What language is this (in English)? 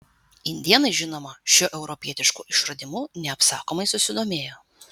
Lithuanian